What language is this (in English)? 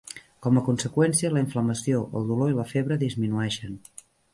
Catalan